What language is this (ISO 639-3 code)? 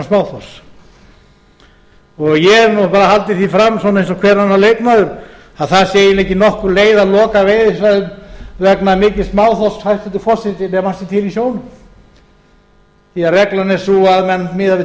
isl